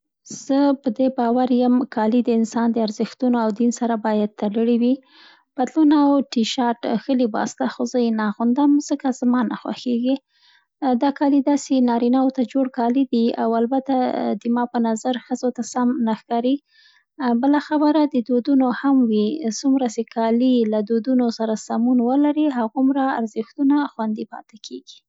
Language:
Central Pashto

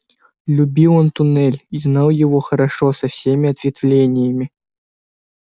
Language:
Russian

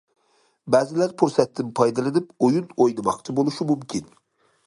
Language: Uyghur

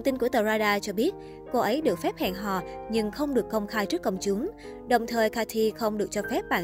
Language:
Vietnamese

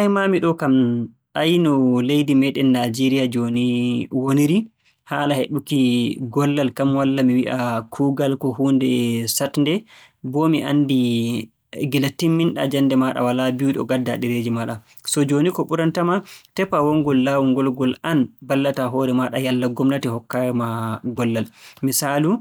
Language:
Borgu Fulfulde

